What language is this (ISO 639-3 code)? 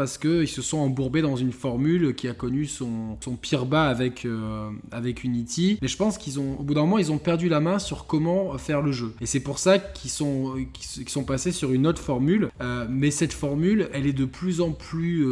fra